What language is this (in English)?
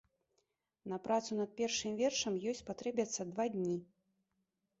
Belarusian